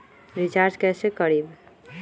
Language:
Magahi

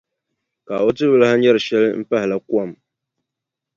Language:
Dagbani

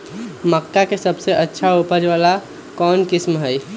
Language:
Magahi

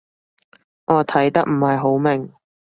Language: Cantonese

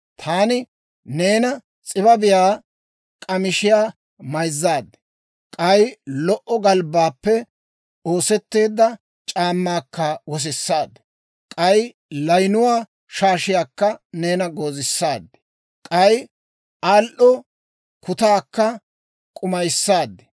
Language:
Dawro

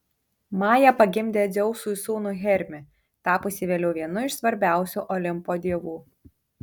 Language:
Lithuanian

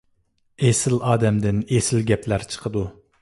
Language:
Uyghur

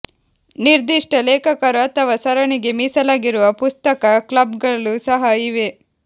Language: Kannada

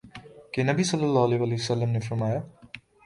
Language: Urdu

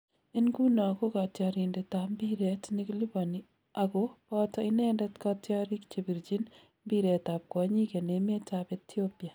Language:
Kalenjin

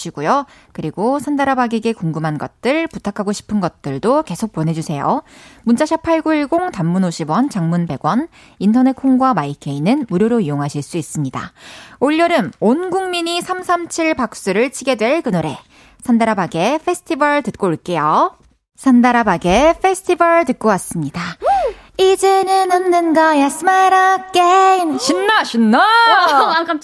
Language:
Korean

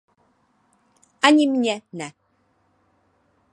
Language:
Czech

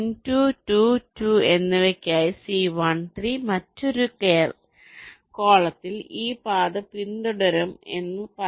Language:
Malayalam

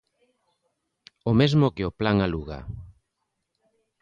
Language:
Galician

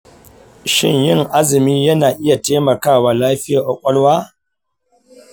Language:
Hausa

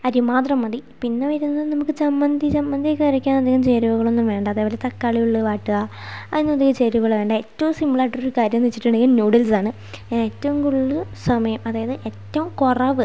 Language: Malayalam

